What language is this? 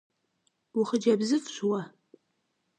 Kabardian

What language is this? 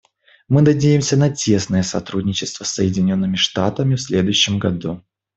Russian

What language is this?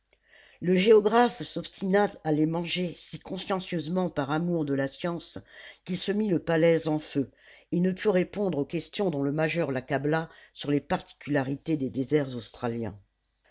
French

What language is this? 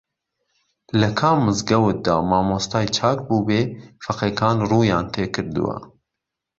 Central Kurdish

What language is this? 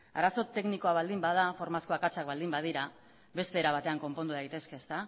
Basque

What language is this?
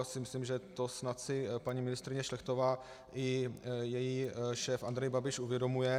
Czech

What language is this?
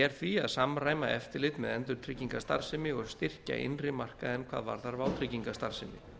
Icelandic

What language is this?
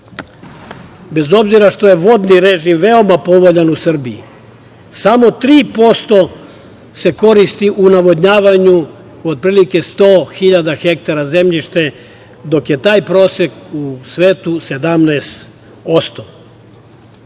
Serbian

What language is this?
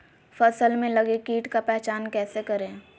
Magahi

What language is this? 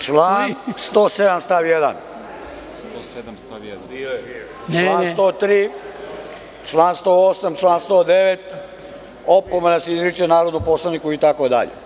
Serbian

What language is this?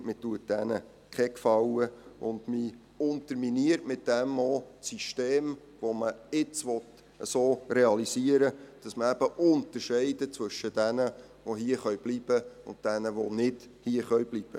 Swiss German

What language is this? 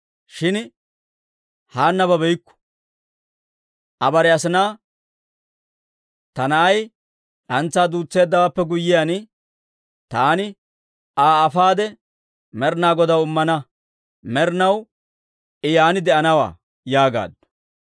Dawro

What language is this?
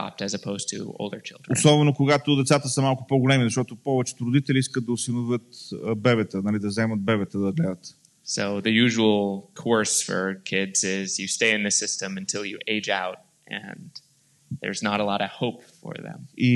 Bulgarian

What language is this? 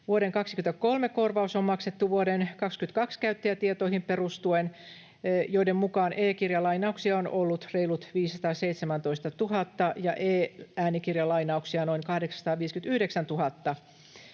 Finnish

